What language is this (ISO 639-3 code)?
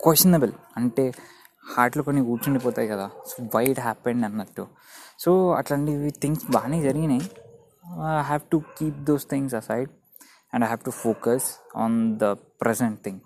tel